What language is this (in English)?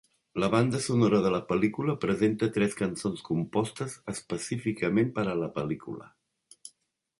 Catalan